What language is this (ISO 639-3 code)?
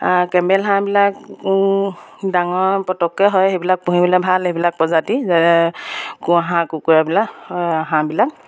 asm